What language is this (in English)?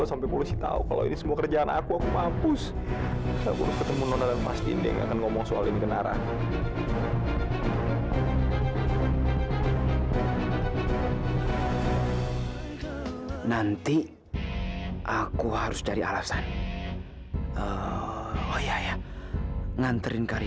Indonesian